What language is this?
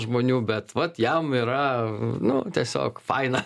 Lithuanian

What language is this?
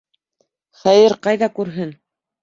Bashkir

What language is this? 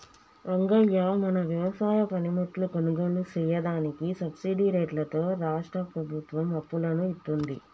Telugu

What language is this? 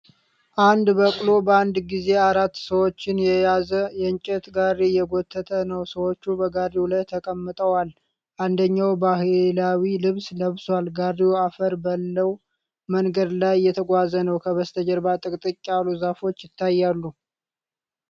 Amharic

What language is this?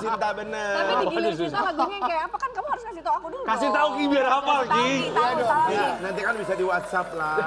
Indonesian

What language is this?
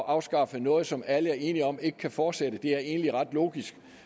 Danish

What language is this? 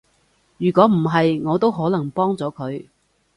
Cantonese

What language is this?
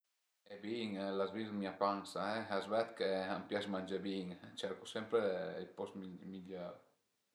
Piedmontese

